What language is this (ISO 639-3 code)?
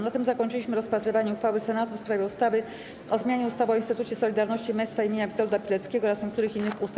pol